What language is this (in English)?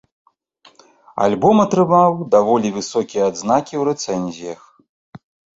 Belarusian